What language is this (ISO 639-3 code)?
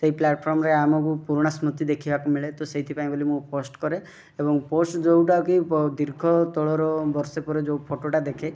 ori